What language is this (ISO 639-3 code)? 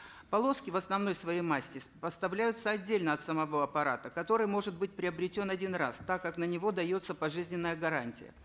kaz